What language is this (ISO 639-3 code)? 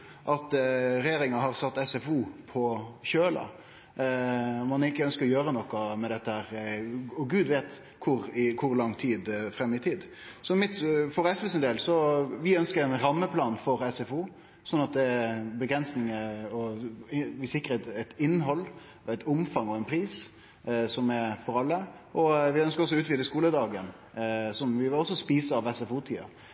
nno